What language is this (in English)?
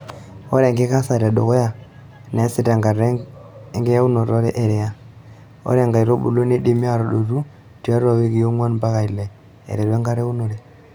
Masai